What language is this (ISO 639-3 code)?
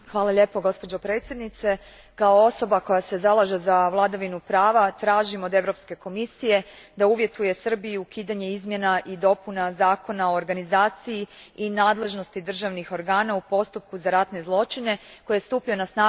hrv